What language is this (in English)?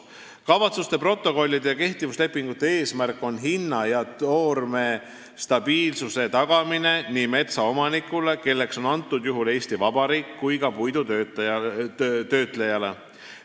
Estonian